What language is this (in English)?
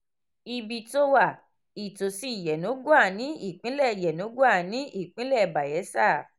Yoruba